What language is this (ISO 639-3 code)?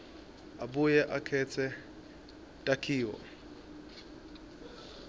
ssw